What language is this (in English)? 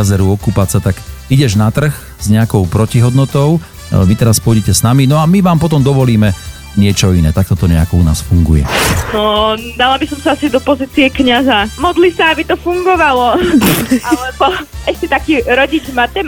Slovak